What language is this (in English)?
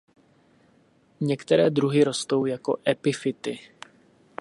Czech